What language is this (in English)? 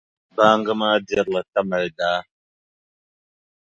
Dagbani